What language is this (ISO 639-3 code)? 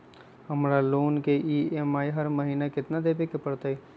mag